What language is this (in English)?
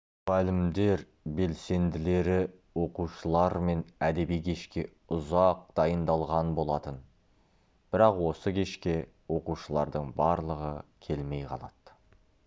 Kazakh